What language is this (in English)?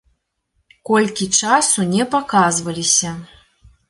Belarusian